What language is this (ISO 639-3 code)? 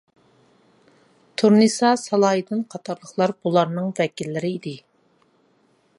uig